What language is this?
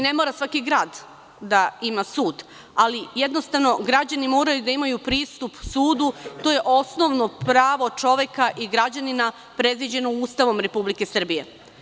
Serbian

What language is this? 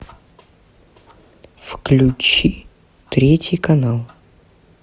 Russian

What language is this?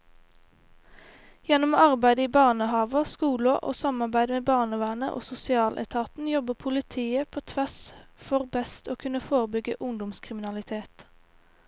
Norwegian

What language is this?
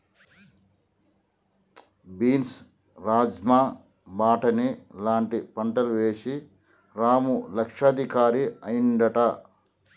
Telugu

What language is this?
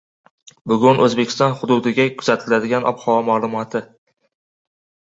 Uzbek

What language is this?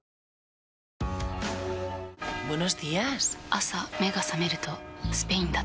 Japanese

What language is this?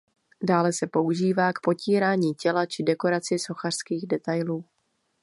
Czech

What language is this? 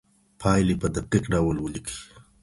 Pashto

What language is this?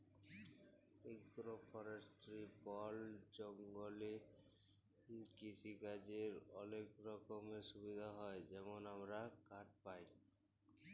Bangla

